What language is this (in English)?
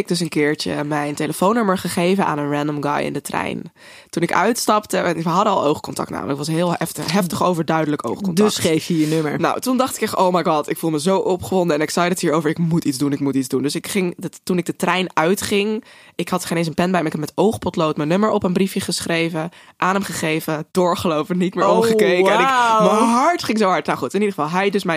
Dutch